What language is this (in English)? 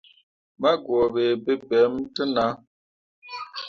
Mundang